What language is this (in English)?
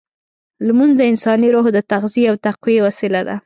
Pashto